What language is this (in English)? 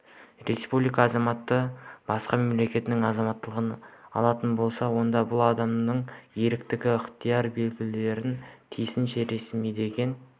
Kazakh